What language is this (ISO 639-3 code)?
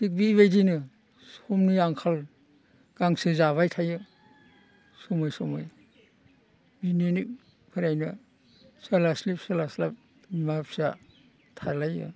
brx